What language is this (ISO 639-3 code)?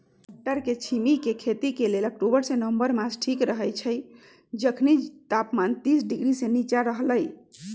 mag